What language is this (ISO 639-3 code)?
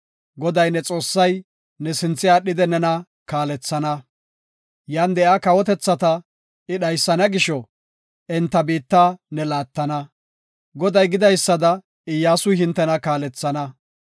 gof